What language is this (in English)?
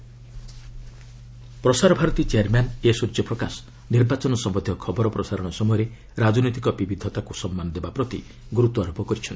Odia